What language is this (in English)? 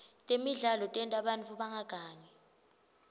Swati